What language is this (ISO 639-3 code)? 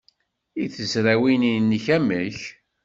kab